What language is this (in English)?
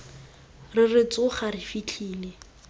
Tswana